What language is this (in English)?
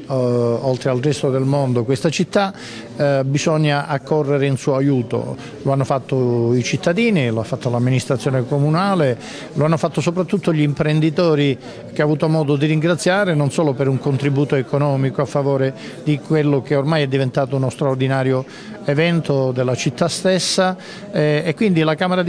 Italian